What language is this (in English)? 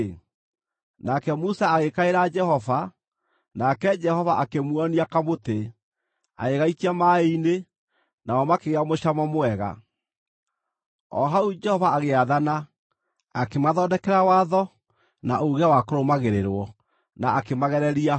Kikuyu